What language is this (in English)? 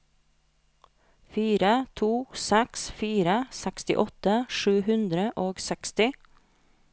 Norwegian